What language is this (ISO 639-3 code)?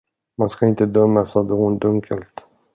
swe